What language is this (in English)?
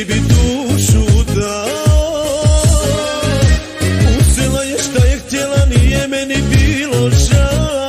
Romanian